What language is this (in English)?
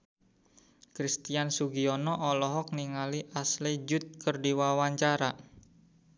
Sundanese